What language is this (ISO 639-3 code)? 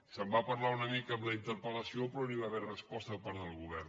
cat